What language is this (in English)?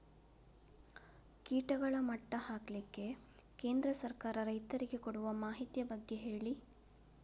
Kannada